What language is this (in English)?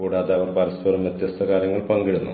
Malayalam